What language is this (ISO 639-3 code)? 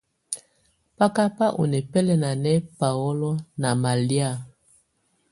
tvu